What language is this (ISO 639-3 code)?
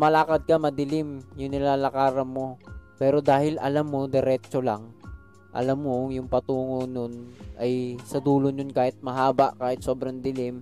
fil